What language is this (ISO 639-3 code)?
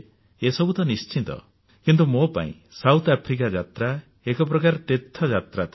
ori